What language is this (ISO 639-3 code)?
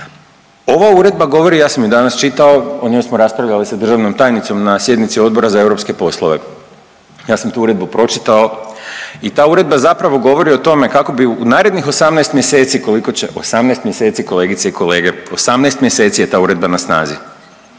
hrv